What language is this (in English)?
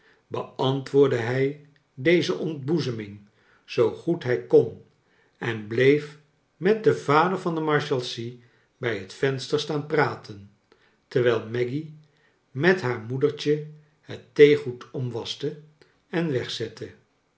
Dutch